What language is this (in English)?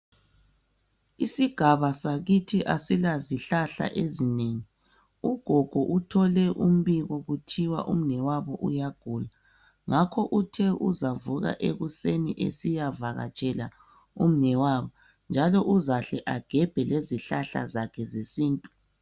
North Ndebele